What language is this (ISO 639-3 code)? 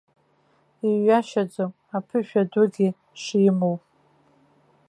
abk